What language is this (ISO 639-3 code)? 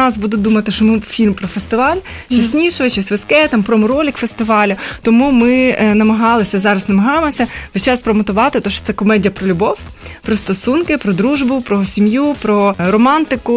ukr